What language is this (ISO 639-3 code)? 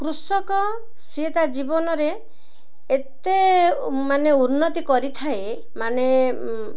ori